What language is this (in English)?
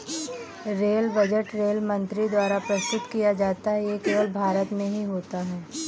Hindi